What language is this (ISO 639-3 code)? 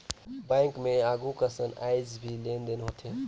hne